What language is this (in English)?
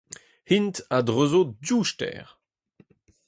Breton